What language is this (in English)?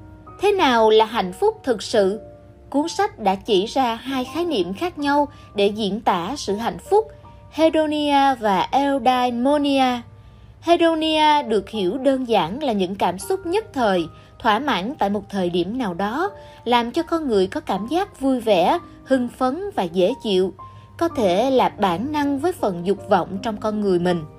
Vietnamese